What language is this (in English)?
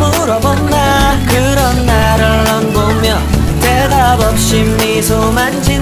Thai